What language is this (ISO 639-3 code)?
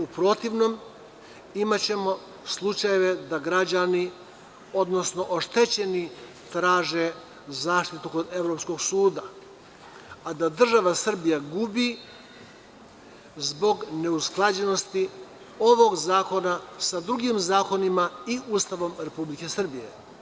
srp